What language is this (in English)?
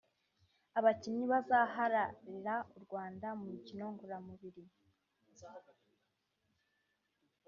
Kinyarwanda